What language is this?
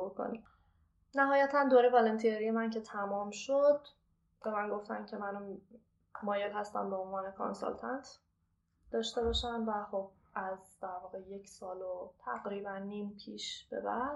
Persian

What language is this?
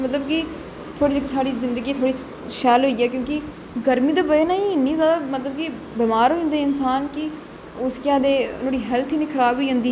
Dogri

